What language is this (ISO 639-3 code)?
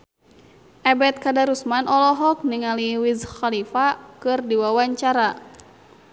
sun